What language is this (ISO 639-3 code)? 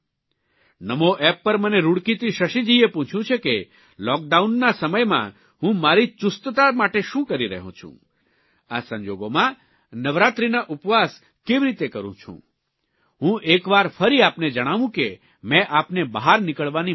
guj